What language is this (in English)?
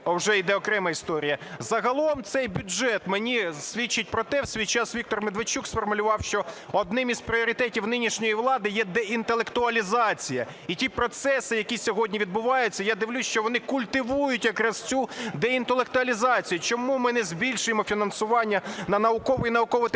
Ukrainian